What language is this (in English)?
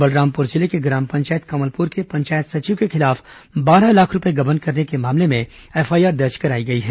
Hindi